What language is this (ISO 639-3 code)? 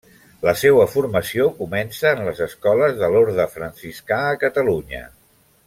cat